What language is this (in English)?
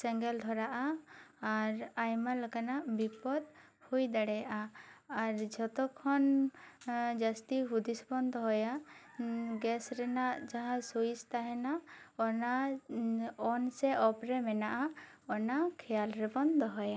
Santali